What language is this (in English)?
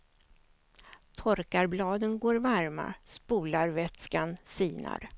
Swedish